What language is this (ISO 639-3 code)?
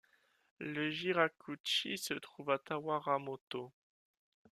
fra